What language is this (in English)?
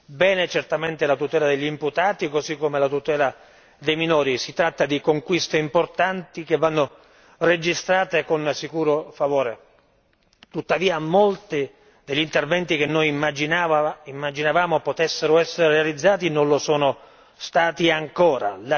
Italian